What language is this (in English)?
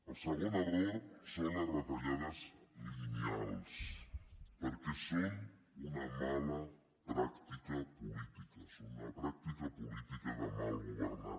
Catalan